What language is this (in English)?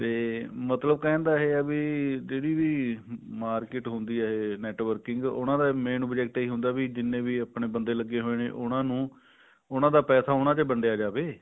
Punjabi